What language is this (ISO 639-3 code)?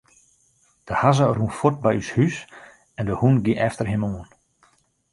fry